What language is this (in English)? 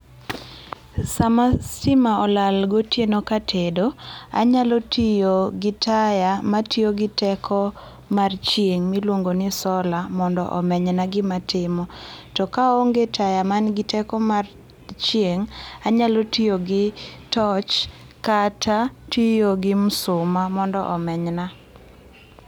Luo (Kenya and Tanzania)